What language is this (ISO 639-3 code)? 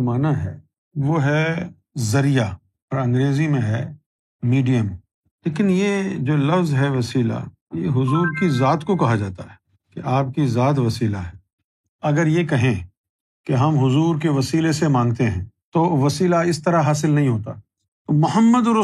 urd